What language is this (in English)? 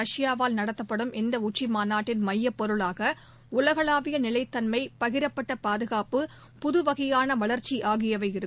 Tamil